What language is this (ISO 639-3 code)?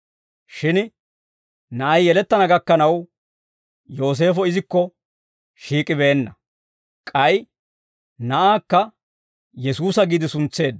dwr